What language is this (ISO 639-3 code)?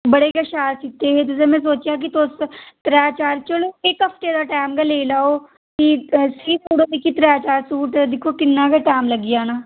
doi